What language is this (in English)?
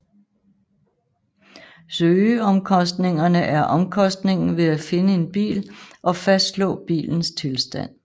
Danish